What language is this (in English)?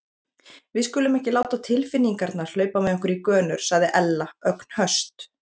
Icelandic